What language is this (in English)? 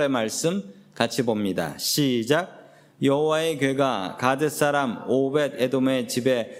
Korean